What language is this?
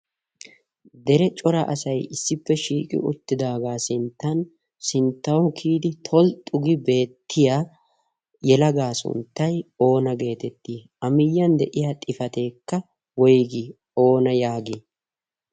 Wolaytta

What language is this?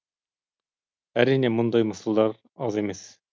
Kazakh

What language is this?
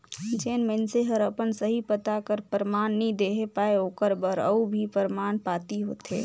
Chhattisgarhi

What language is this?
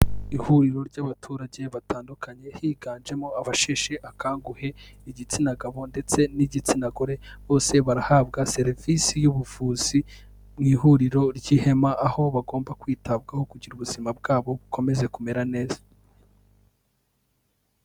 Kinyarwanda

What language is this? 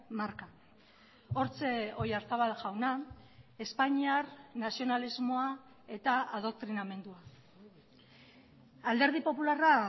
Basque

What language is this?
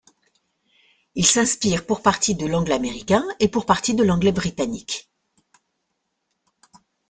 French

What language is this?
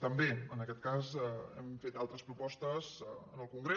Catalan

